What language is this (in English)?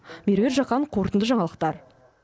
Kazakh